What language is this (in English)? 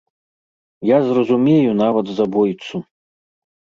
Belarusian